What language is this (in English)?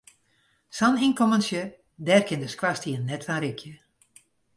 Western Frisian